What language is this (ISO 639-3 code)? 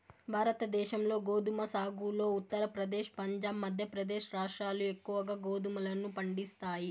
tel